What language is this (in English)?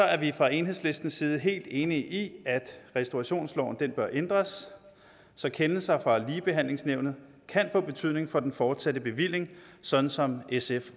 Danish